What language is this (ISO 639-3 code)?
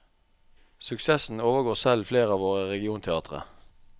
nor